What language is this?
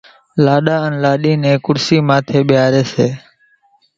Kachi Koli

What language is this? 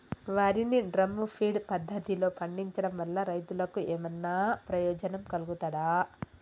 Telugu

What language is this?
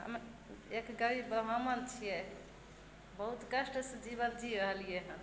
Maithili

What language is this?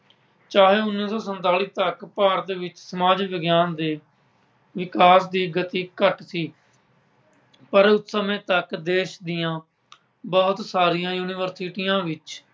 Punjabi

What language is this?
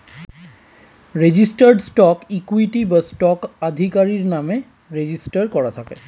Bangla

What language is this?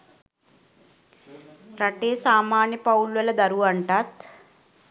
Sinhala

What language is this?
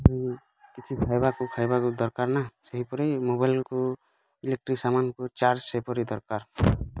Odia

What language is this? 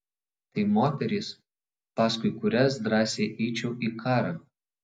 Lithuanian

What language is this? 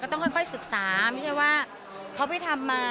Thai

